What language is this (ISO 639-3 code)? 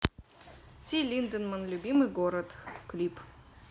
rus